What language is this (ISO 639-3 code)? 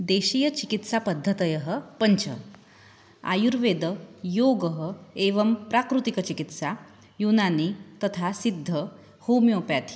san